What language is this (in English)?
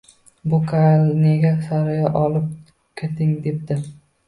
Uzbek